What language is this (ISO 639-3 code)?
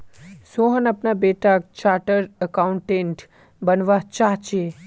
mag